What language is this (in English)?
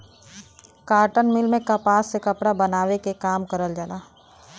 Bhojpuri